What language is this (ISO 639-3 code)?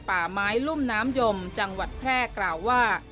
tha